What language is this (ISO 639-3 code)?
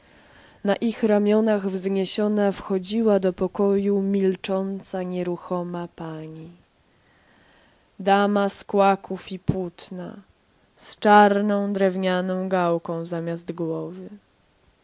pol